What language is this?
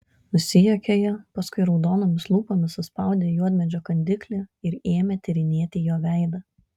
Lithuanian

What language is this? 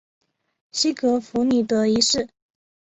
Chinese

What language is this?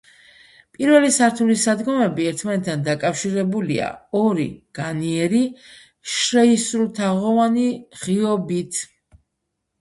Georgian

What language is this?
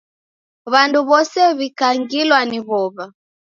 Taita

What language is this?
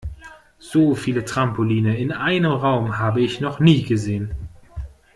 German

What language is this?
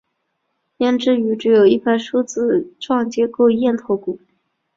Chinese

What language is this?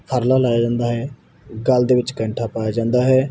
Punjabi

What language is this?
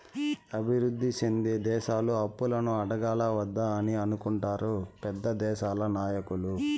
Telugu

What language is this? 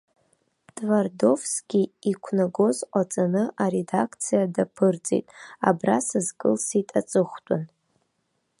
Abkhazian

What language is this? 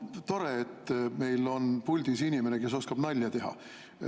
Estonian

